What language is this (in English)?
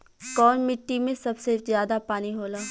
Bhojpuri